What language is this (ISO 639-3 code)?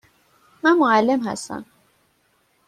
fas